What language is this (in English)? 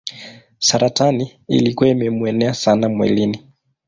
Swahili